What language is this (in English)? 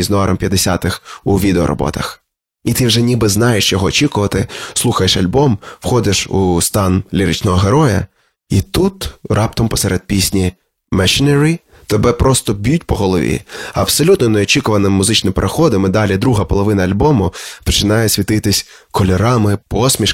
Ukrainian